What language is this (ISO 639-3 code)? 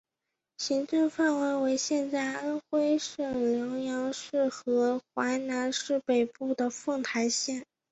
zho